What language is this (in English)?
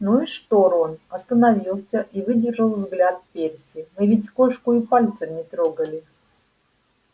Russian